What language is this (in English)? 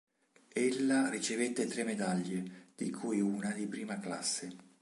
Italian